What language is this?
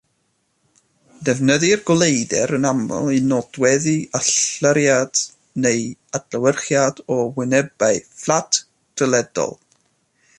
Welsh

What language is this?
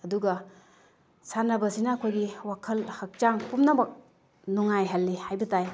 Manipuri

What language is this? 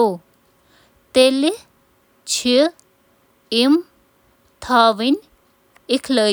Kashmiri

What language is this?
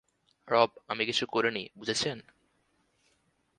Bangla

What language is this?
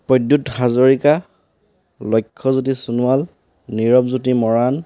Assamese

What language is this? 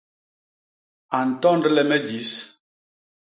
Basaa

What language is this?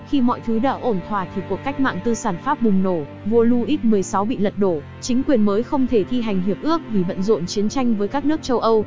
Vietnamese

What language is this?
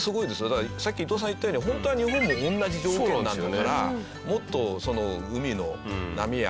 Japanese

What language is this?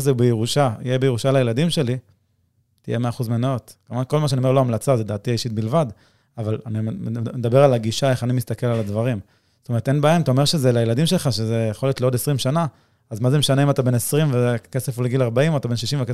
Hebrew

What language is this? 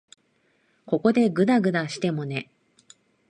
Japanese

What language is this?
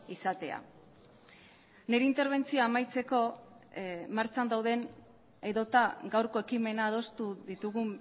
Basque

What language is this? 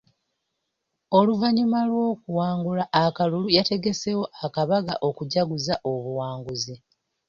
Ganda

